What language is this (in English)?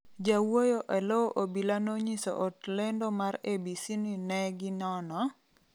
Luo (Kenya and Tanzania)